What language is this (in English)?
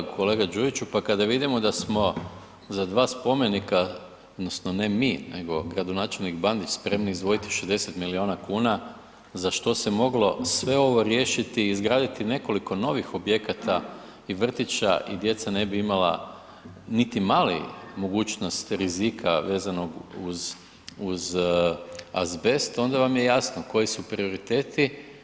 Croatian